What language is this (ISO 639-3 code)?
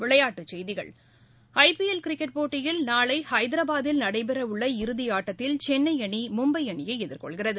tam